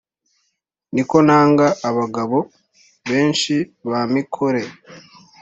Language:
Kinyarwanda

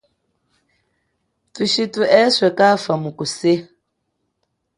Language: Chokwe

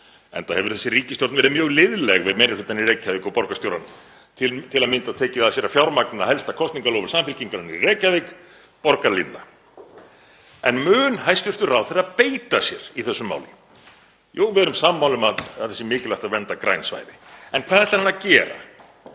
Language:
Icelandic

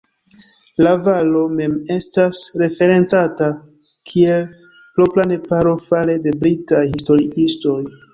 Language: Esperanto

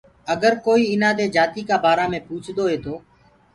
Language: Gurgula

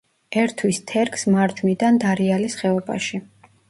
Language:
Georgian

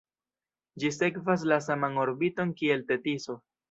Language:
Esperanto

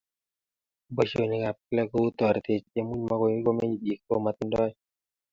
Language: Kalenjin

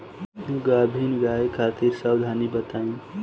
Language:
Bhojpuri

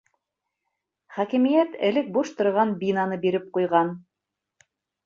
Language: Bashkir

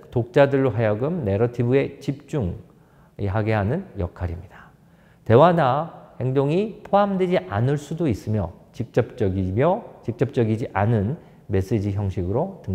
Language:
Korean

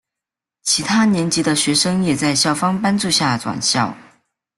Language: Chinese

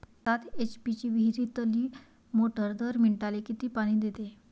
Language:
Marathi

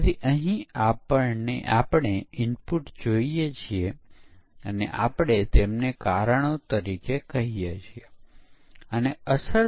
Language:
Gujarati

